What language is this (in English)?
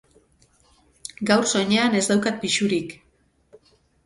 Basque